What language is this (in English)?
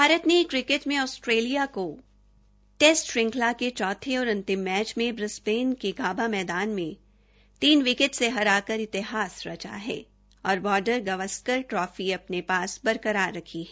Hindi